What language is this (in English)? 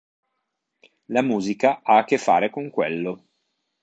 Italian